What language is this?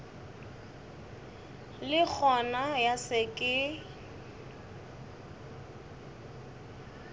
Northern Sotho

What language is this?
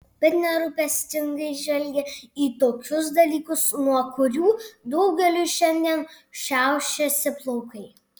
Lithuanian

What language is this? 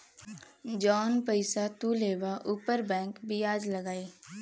Bhojpuri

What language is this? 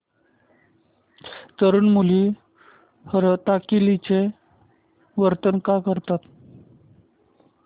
Marathi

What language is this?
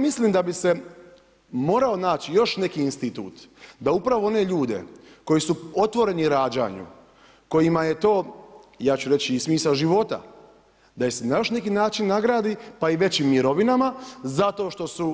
Croatian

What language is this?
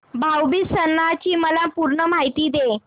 Marathi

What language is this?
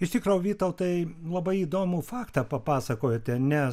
Lithuanian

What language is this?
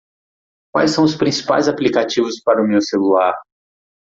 Portuguese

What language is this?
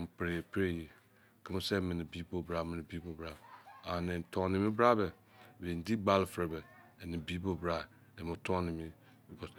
Izon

